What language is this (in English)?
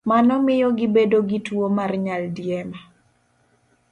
Luo (Kenya and Tanzania)